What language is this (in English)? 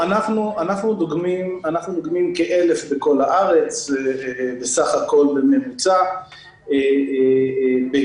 Hebrew